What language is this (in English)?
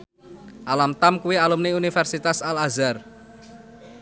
Javanese